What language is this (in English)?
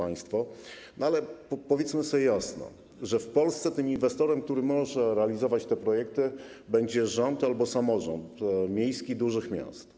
Polish